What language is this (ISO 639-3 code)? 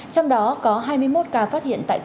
vie